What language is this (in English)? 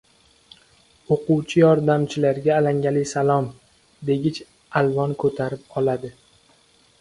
Uzbek